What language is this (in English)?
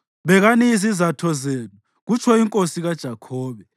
North Ndebele